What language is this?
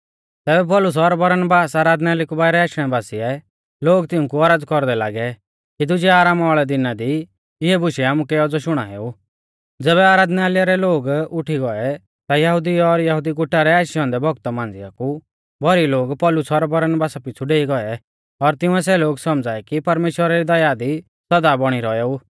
Mahasu Pahari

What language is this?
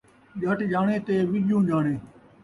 Saraiki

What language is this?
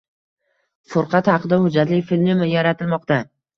Uzbek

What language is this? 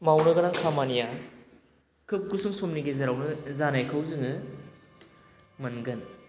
Bodo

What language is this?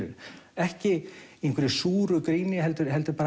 Icelandic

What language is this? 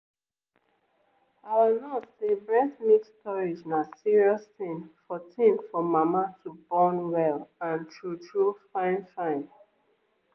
Nigerian Pidgin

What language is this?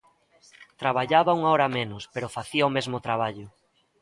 Galician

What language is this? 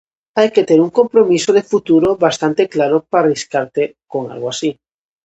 Galician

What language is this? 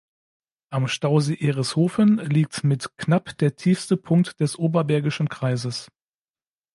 German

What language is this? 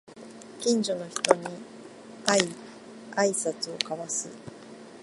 Japanese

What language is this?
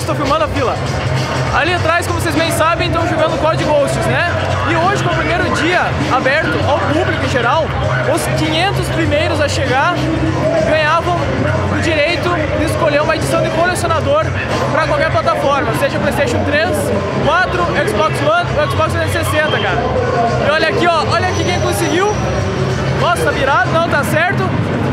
Portuguese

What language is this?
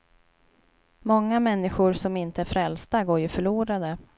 Swedish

